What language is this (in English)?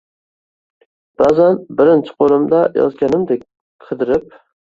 Uzbek